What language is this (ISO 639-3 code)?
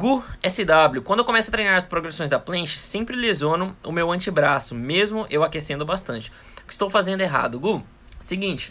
por